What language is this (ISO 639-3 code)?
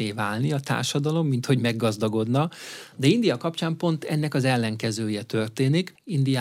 hun